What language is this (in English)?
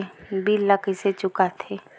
Chhattisgarhi